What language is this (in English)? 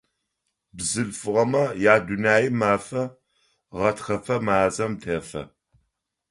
Adyghe